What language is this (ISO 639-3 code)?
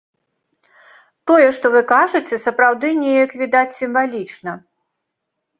bel